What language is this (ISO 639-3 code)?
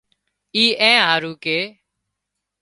kxp